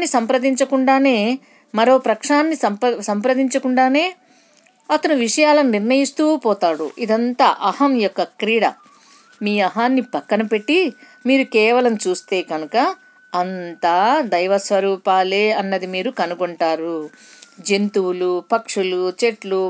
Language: Telugu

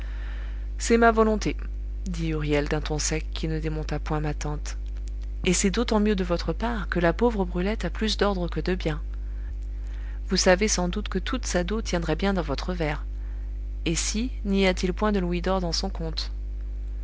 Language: French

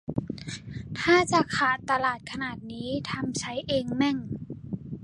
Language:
Thai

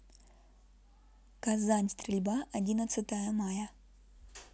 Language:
Russian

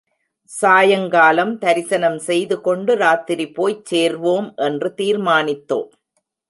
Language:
Tamil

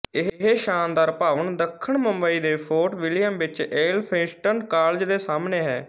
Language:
Punjabi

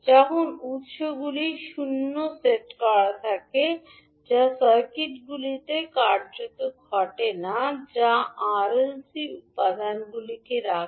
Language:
Bangla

